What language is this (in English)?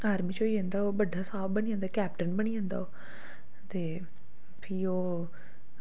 Dogri